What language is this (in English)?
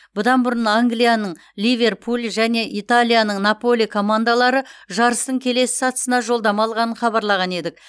Kazakh